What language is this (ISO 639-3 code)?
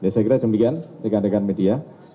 ind